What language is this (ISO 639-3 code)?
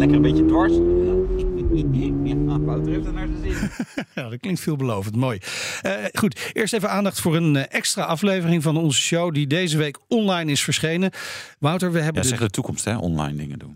nld